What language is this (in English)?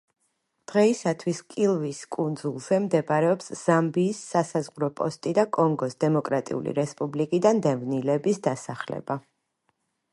Georgian